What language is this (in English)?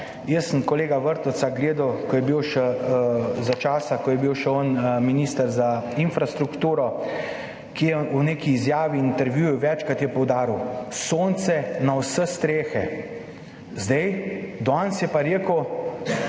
Slovenian